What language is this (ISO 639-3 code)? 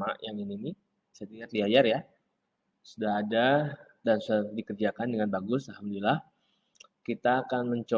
ind